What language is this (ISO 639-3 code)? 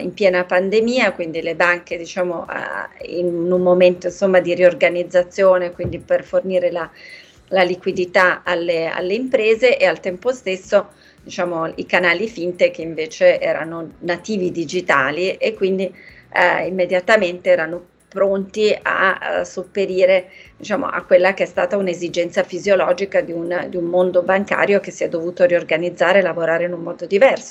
ita